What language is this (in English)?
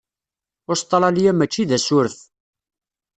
Kabyle